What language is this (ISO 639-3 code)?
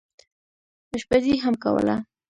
pus